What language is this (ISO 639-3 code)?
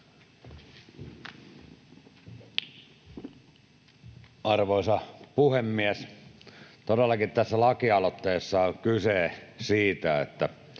fin